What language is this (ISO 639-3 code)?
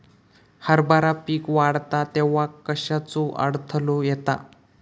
mar